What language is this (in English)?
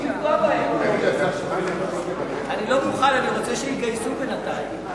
Hebrew